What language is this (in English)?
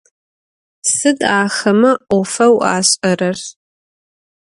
Adyghe